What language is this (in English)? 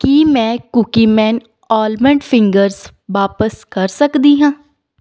Punjabi